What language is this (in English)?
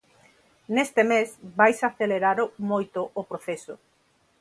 Galician